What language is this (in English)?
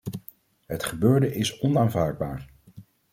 Dutch